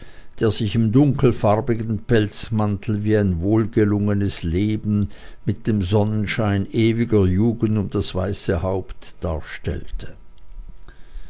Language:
German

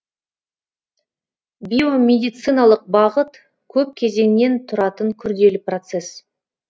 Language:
Kazakh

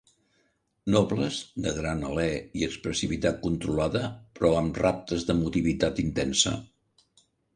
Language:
Catalan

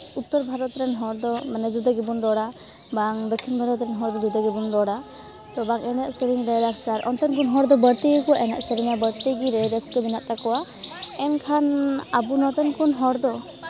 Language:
Santali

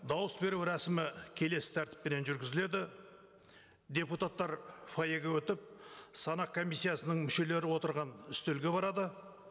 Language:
Kazakh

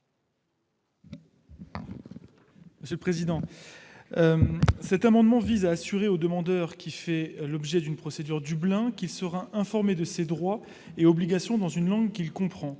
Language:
French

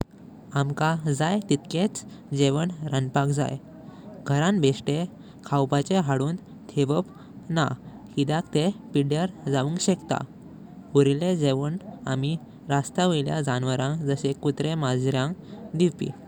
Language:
Konkani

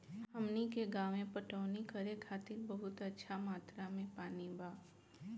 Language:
Bhojpuri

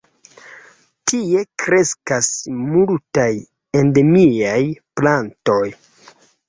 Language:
Esperanto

